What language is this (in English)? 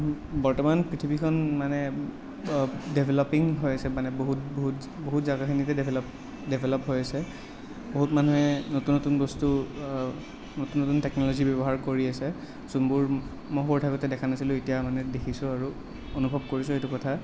Assamese